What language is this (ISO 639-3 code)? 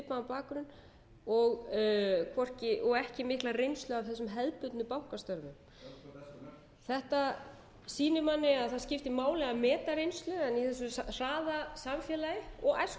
isl